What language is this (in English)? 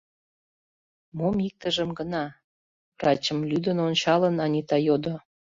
Mari